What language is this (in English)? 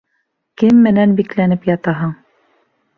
Bashkir